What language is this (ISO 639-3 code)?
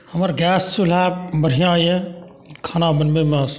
mai